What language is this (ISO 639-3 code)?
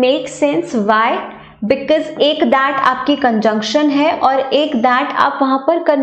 hin